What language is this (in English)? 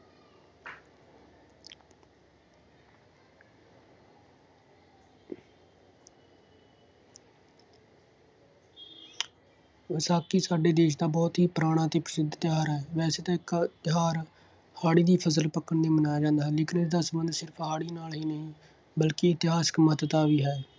Punjabi